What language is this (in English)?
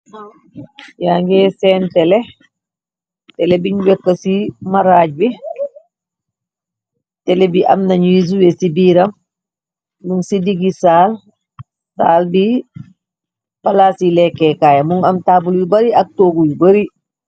Wolof